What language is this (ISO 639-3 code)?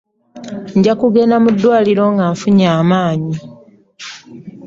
lug